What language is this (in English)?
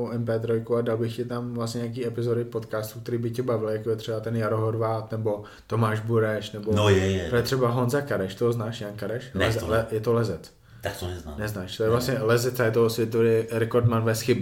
Czech